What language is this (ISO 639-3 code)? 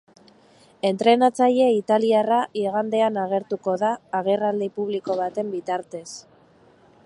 eus